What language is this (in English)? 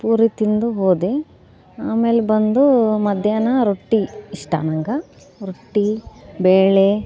Kannada